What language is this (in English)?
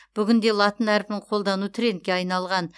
Kazakh